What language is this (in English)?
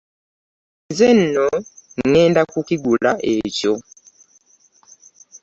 Ganda